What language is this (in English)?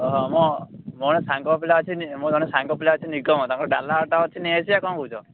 Odia